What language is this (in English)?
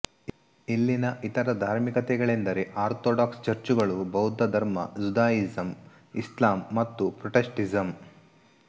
Kannada